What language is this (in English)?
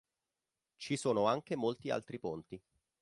Italian